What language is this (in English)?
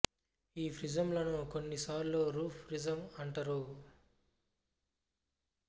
Telugu